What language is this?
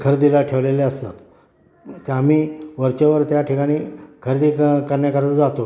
Marathi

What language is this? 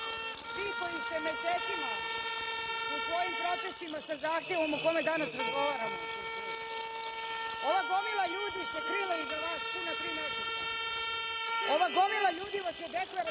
Serbian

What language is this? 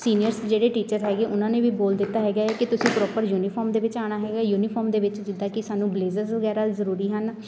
Punjabi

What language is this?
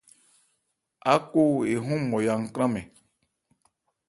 Ebrié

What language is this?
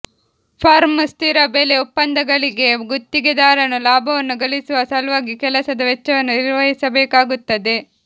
Kannada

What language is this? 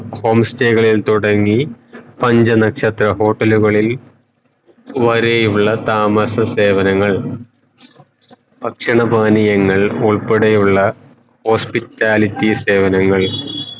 Malayalam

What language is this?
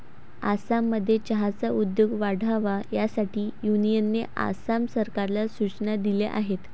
Marathi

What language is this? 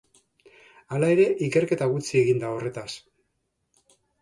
Basque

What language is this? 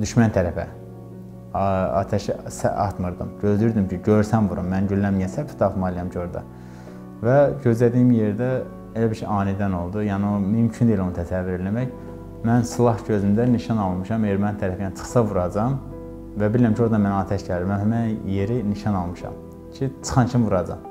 Turkish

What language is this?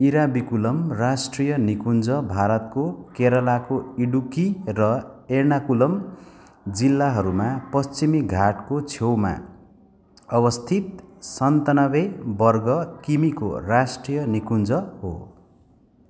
Nepali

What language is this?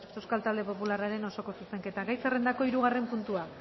Basque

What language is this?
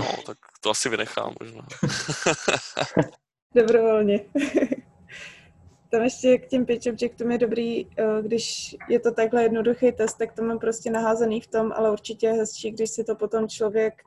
Czech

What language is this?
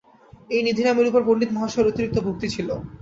Bangla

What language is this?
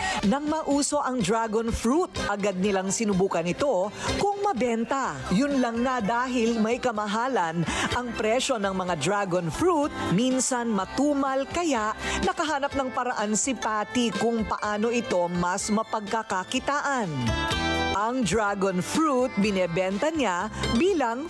Filipino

